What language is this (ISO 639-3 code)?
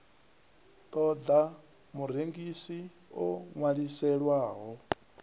ven